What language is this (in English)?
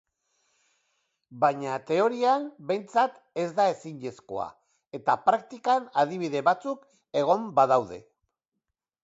Basque